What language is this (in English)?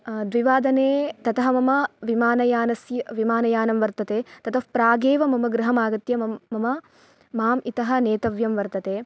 Sanskrit